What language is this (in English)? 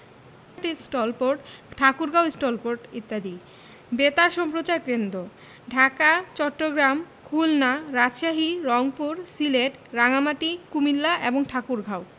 Bangla